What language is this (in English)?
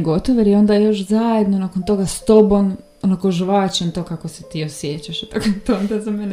Croatian